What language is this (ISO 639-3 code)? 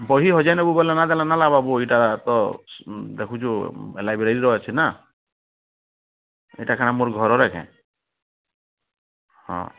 ori